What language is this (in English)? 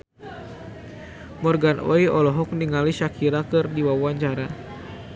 Sundanese